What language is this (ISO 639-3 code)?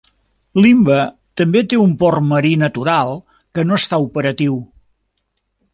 cat